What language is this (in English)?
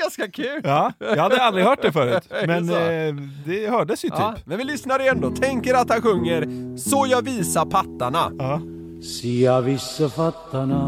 Swedish